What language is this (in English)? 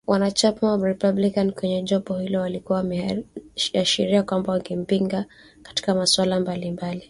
Swahili